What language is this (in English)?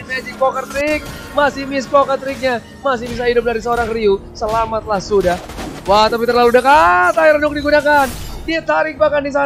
Indonesian